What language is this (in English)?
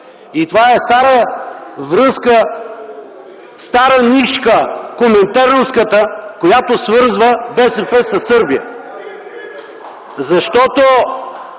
Bulgarian